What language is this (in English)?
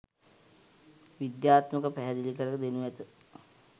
Sinhala